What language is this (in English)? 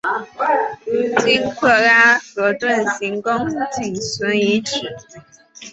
Chinese